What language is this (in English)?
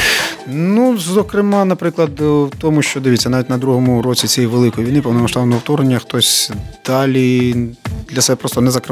Ukrainian